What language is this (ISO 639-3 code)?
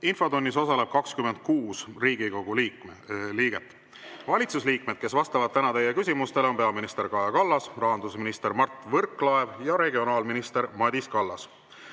est